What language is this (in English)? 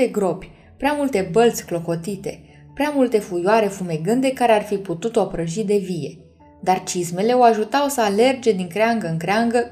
Romanian